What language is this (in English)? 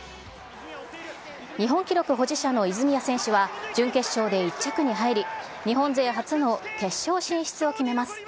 Japanese